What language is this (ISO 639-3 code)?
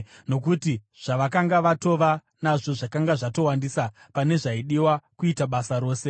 sna